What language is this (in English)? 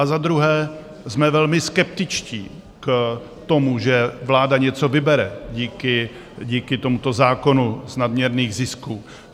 Czech